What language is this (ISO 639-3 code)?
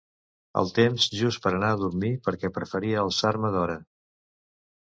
cat